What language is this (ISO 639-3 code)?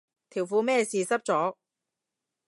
yue